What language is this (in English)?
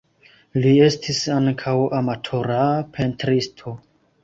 Esperanto